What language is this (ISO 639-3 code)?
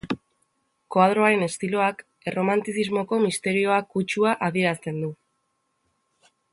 eus